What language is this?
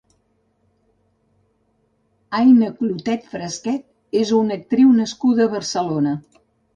Catalan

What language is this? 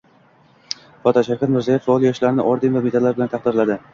Uzbek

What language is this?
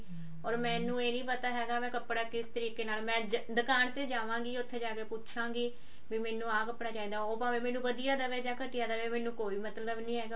Punjabi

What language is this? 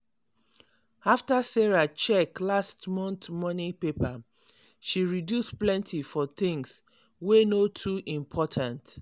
Nigerian Pidgin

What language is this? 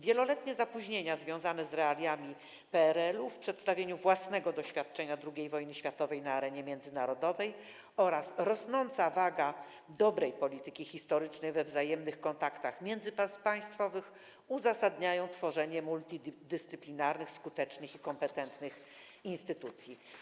Polish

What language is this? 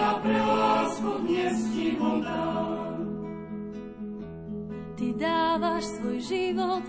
Slovak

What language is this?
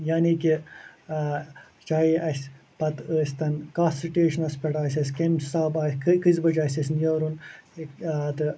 Kashmiri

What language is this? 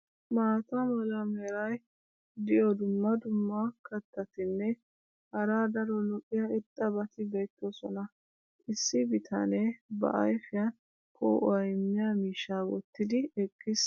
Wolaytta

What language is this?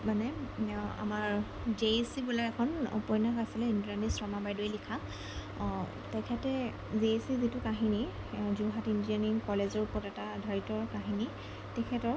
Assamese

